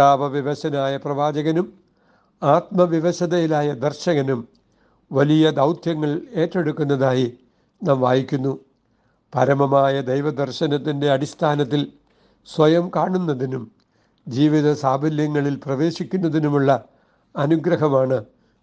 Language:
Malayalam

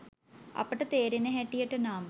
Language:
Sinhala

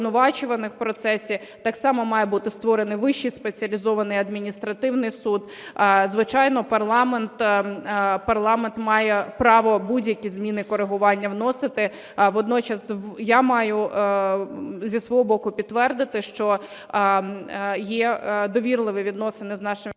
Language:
Ukrainian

